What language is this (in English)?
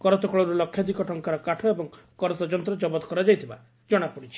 Odia